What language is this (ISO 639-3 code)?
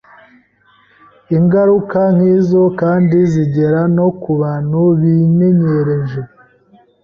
kin